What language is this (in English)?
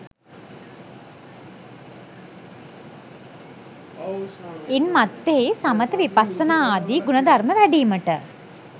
Sinhala